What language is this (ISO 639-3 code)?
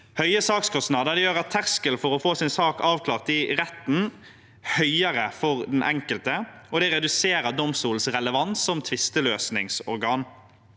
nor